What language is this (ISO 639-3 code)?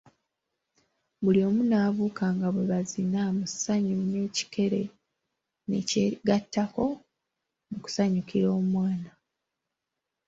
lug